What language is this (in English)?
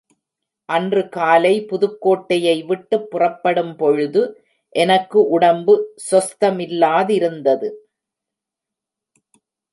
Tamil